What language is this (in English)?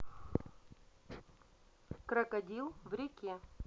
Russian